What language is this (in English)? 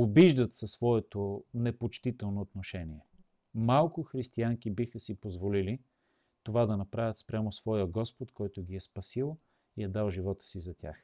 Bulgarian